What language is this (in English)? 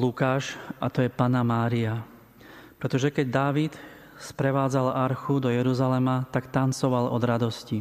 Slovak